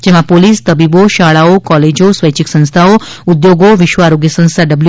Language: Gujarati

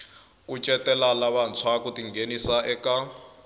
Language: Tsonga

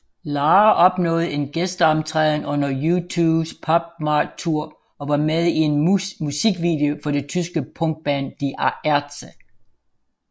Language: Danish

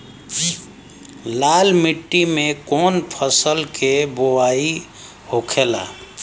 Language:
Bhojpuri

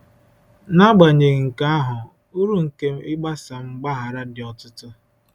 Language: Igbo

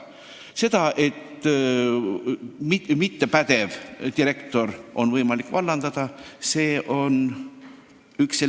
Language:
Estonian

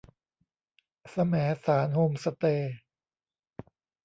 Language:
Thai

